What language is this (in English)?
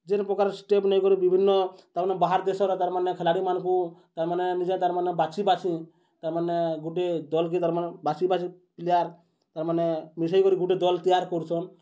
Odia